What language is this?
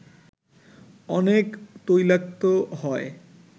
Bangla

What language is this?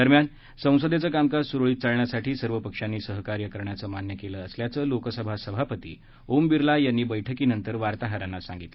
Marathi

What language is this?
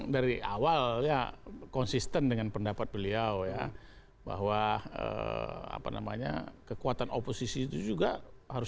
Indonesian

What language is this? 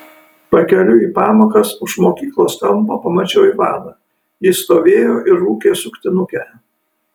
Lithuanian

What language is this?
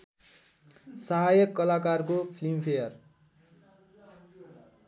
Nepali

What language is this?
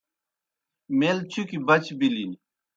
Kohistani Shina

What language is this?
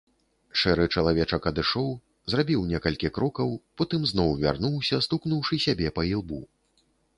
Belarusian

